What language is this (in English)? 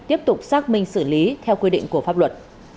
Vietnamese